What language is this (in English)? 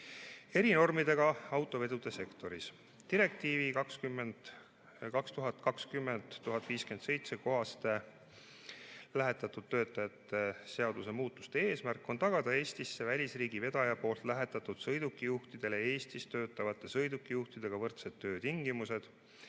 Estonian